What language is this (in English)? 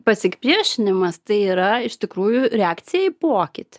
Lithuanian